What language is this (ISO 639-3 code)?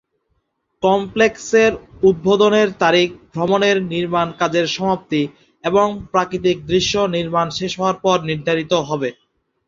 ben